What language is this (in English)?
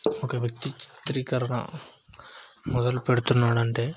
Telugu